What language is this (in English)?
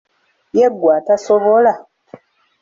Ganda